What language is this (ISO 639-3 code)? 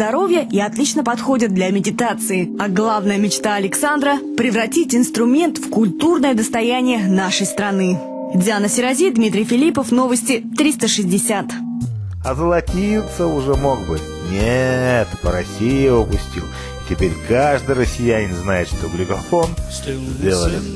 rus